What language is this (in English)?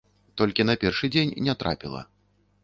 Belarusian